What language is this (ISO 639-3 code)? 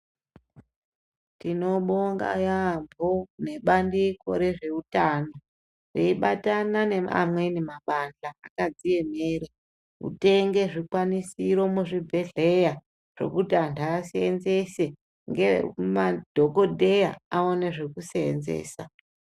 ndc